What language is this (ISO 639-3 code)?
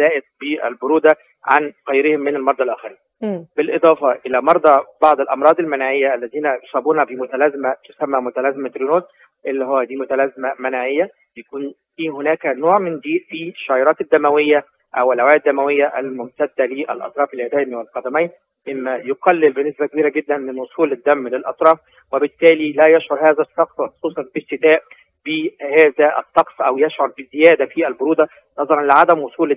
ara